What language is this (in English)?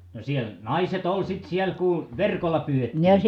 Finnish